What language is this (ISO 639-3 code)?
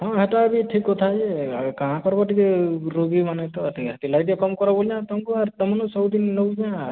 ori